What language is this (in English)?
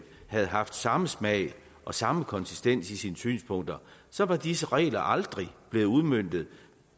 Danish